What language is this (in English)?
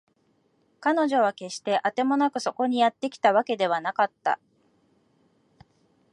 Japanese